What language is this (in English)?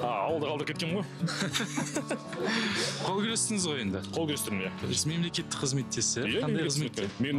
Turkish